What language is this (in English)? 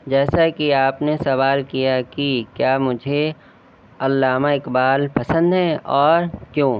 Urdu